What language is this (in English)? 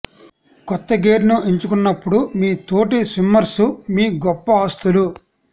Telugu